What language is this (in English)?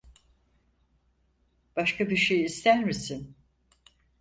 Turkish